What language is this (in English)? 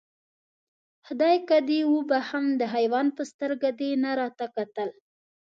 Pashto